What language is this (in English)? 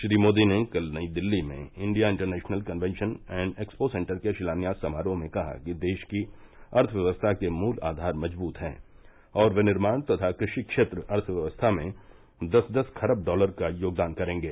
Hindi